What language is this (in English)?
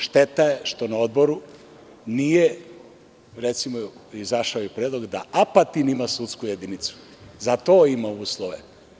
Serbian